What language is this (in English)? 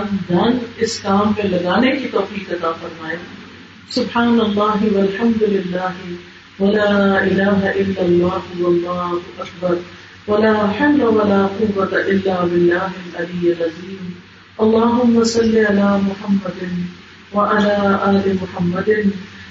Urdu